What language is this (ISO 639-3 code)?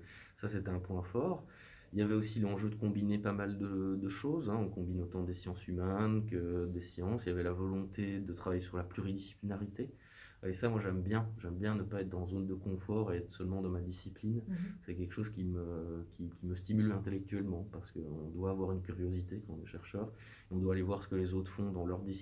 fra